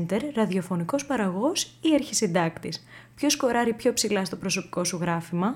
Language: Greek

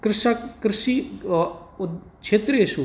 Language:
Sanskrit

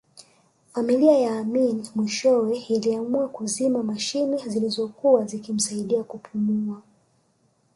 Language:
Swahili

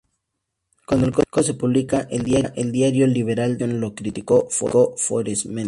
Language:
Spanish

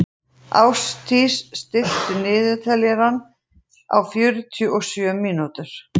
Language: Icelandic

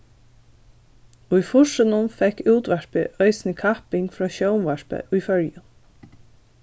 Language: Faroese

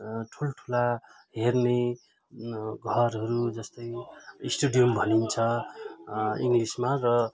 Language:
Nepali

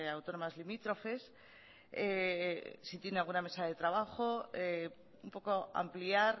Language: Spanish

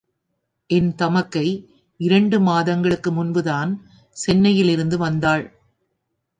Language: Tamil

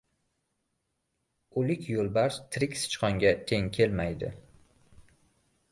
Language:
Uzbek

